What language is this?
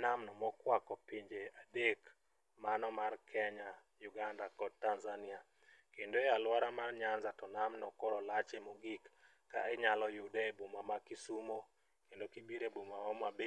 Luo (Kenya and Tanzania)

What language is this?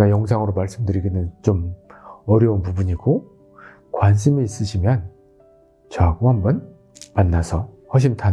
Korean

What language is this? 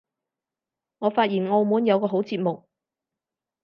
Cantonese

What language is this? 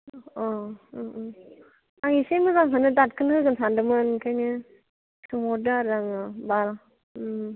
Bodo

